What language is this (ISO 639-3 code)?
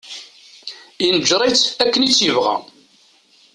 kab